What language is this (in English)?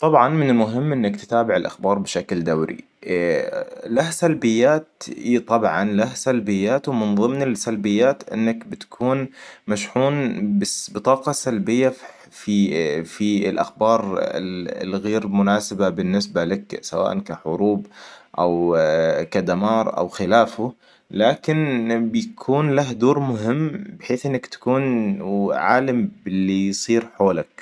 Hijazi Arabic